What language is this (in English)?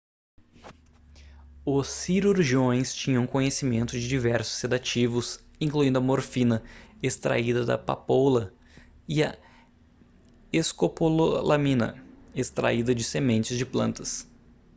Portuguese